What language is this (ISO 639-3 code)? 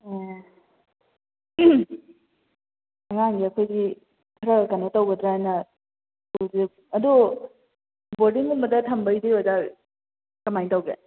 mni